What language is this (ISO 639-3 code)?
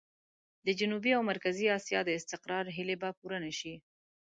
pus